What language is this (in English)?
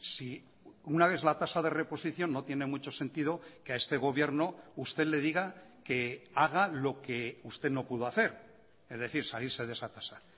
Spanish